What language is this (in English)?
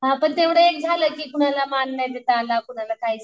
Marathi